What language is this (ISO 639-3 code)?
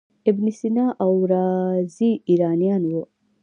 pus